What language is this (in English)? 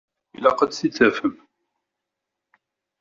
Kabyle